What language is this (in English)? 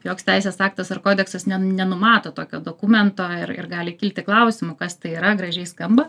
Lithuanian